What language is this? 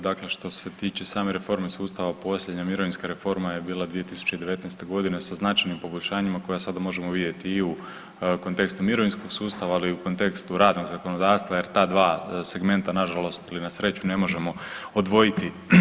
Croatian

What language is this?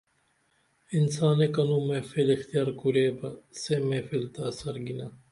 Dameli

